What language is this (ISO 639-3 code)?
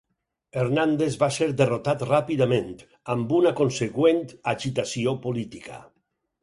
cat